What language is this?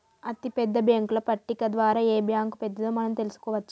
Telugu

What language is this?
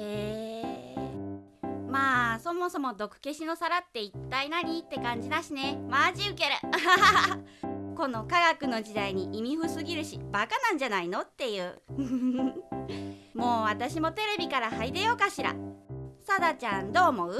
Japanese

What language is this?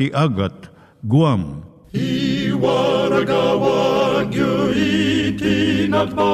Filipino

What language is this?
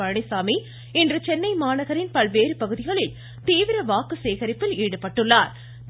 Tamil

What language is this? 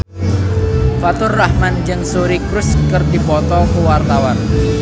Sundanese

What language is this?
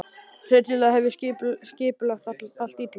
Icelandic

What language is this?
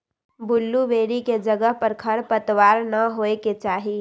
Magahi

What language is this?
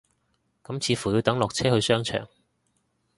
Cantonese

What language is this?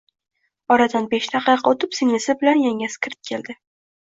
Uzbek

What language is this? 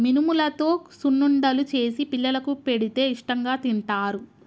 Telugu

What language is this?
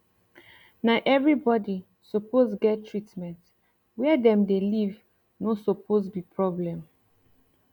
Nigerian Pidgin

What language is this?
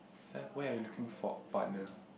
English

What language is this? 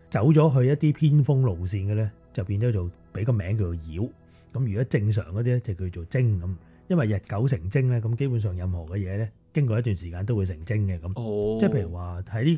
Chinese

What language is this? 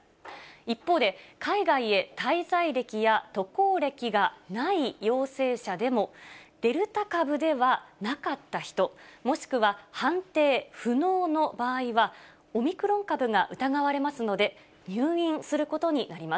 Japanese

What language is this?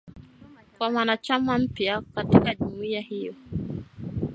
Swahili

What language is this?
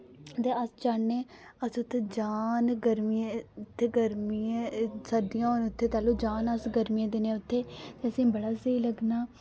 Dogri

